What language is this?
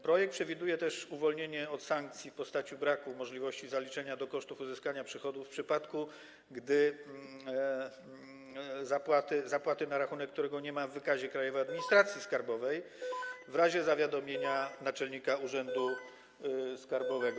Polish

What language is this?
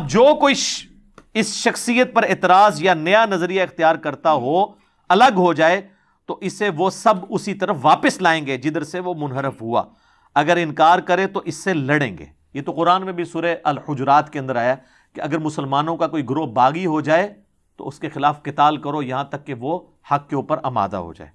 Urdu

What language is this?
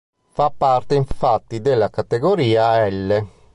Italian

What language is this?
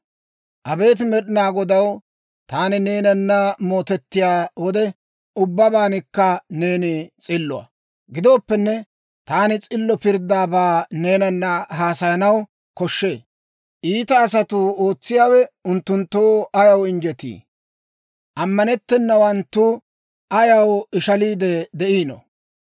Dawro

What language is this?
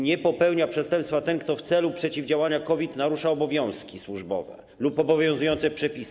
Polish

